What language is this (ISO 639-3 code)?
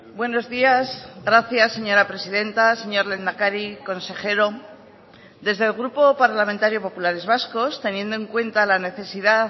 spa